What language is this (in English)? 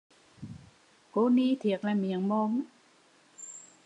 Vietnamese